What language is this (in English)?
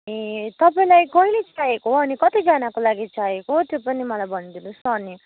Nepali